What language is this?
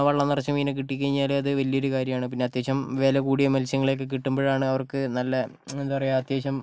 Malayalam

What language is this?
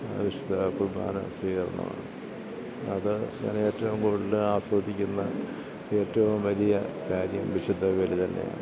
Malayalam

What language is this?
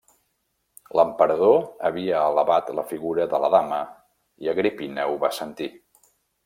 Catalan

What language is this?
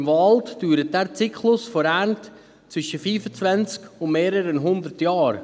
Swiss German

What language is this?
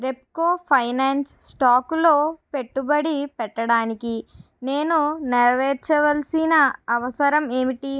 Telugu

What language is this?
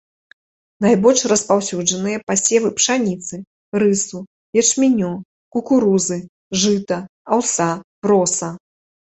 Belarusian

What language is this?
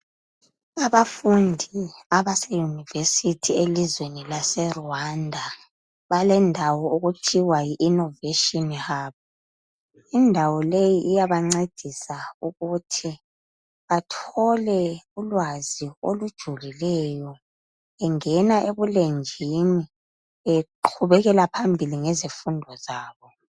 North Ndebele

